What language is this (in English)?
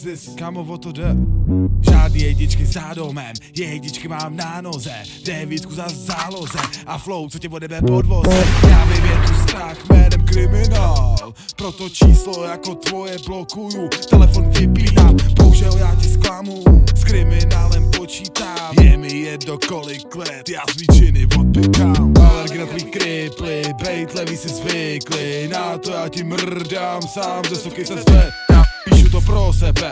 Czech